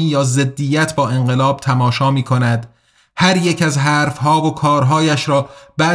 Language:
Persian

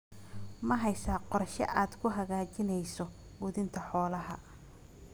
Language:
Somali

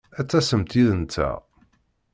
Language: Kabyle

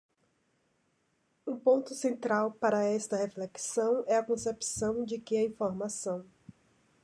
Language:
Portuguese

